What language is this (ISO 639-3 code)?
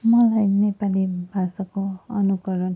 nep